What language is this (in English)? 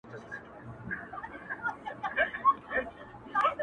Pashto